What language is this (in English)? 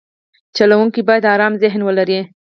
Pashto